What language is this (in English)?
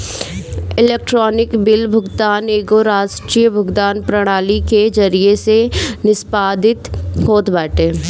Bhojpuri